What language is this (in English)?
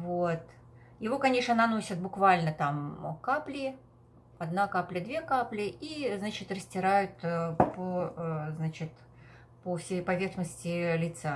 Russian